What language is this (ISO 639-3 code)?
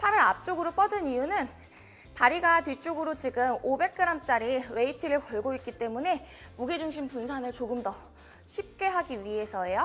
kor